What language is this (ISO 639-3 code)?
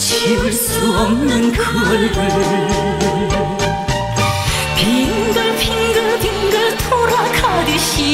kor